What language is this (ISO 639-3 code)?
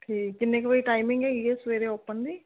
pan